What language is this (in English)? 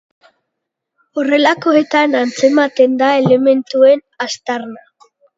Basque